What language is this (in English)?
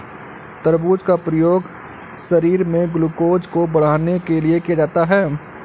Hindi